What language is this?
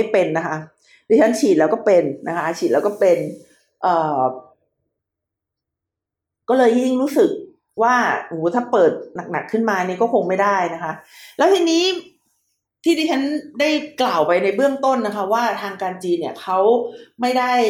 Thai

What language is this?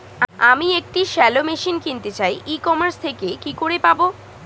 Bangla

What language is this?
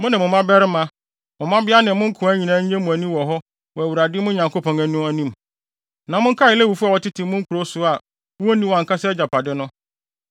Akan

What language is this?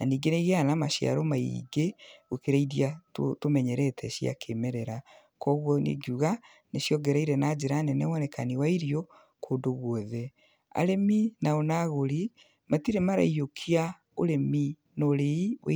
Kikuyu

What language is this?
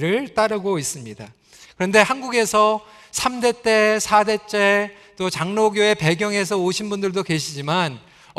Korean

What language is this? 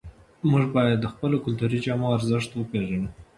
Pashto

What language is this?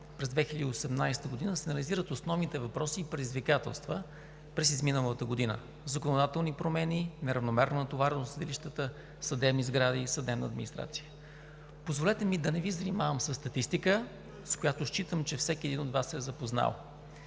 Bulgarian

